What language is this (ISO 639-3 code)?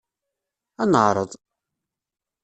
kab